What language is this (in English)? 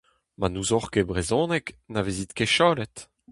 Breton